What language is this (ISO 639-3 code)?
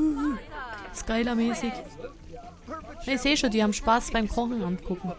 deu